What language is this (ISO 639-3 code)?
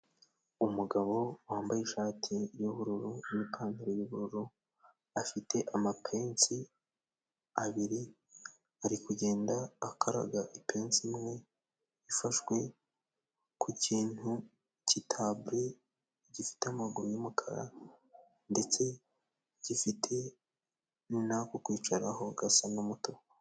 kin